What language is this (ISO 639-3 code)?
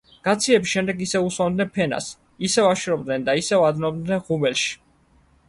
kat